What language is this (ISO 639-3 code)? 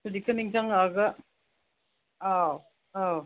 mni